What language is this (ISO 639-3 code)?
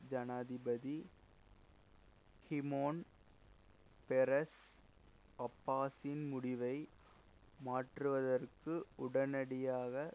tam